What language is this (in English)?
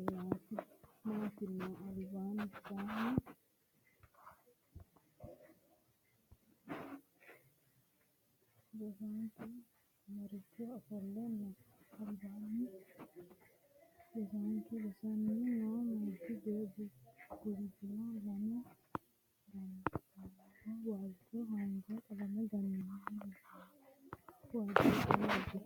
Sidamo